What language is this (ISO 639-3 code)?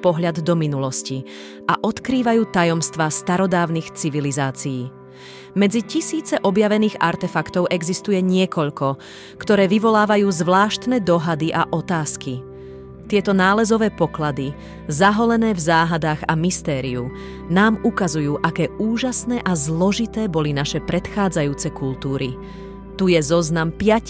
slk